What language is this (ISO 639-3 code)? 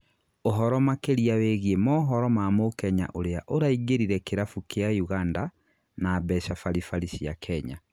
kik